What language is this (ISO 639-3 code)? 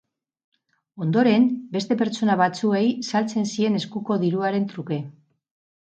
eus